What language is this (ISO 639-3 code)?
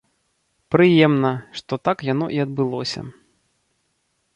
bel